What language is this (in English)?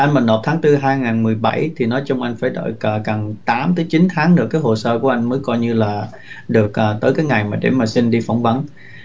Vietnamese